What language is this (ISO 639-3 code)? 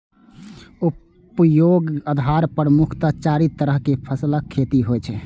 mai